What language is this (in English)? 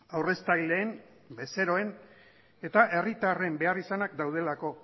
Basque